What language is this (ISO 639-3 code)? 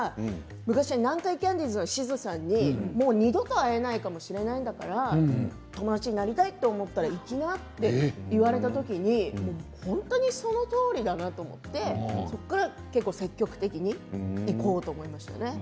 jpn